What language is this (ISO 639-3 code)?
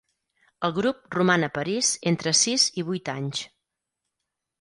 cat